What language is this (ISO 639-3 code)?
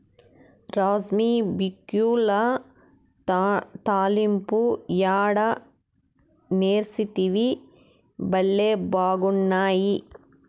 tel